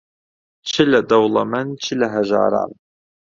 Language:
Central Kurdish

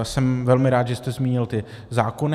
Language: Czech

